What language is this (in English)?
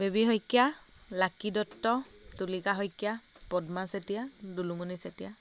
Assamese